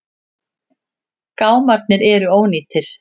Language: Icelandic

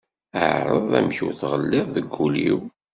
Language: Kabyle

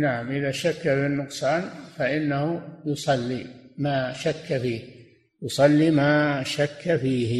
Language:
Arabic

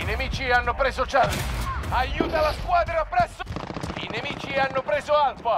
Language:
Italian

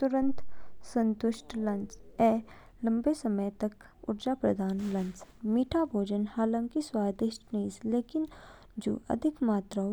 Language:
Kinnauri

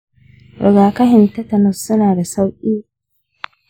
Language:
Hausa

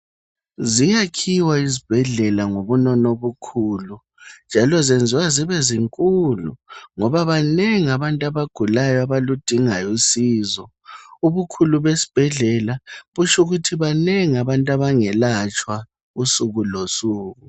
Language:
North Ndebele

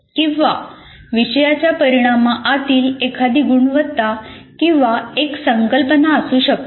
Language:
Marathi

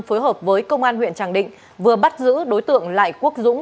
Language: Vietnamese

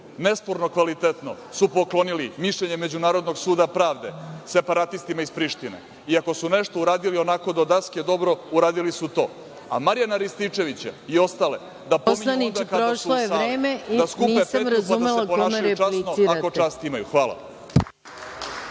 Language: Serbian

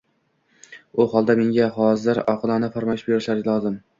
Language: Uzbek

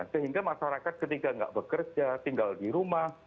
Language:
Indonesian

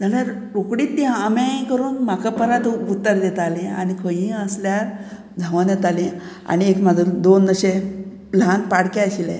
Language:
Konkani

